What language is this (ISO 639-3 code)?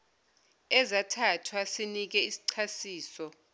zul